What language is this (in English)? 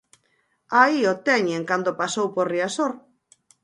Galician